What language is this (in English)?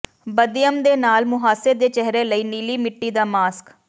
Punjabi